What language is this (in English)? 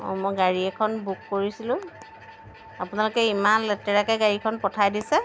Assamese